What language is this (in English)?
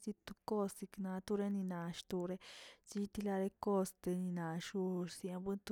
Tilquiapan Zapotec